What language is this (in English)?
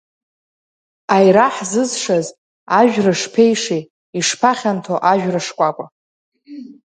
Abkhazian